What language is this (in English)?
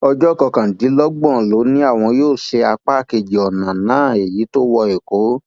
Yoruba